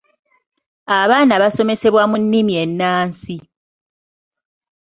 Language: Ganda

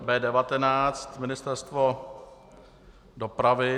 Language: Czech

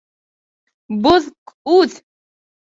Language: Bashkir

